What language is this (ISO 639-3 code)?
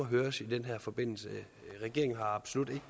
dan